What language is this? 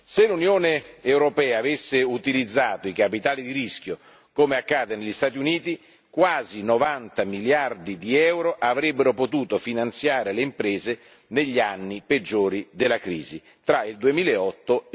Italian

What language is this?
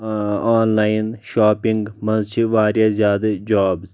Kashmiri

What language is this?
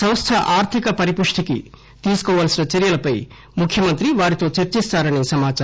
Telugu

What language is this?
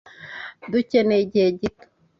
Kinyarwanda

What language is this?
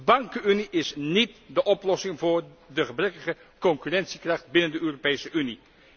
Dutch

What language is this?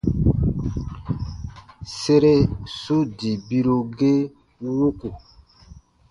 Baatonum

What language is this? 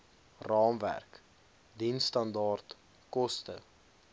Afrikaans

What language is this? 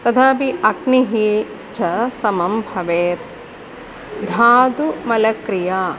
Sanskrit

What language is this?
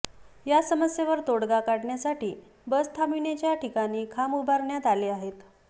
Marathi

